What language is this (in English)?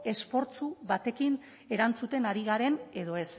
Basque